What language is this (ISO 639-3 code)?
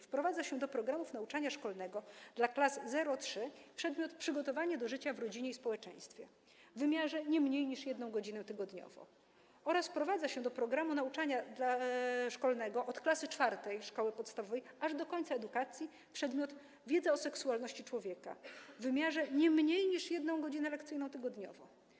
pol